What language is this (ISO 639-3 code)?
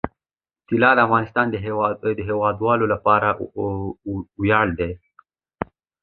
pus